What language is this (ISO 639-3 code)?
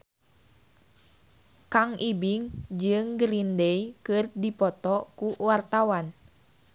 sun